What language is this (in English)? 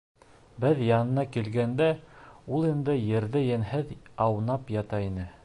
Bashkir